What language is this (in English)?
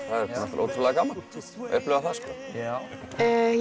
Icelandic